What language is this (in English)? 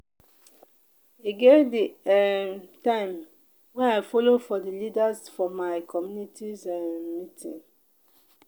Nigerian Pidgin